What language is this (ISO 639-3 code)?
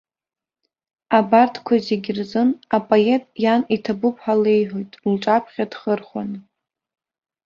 abk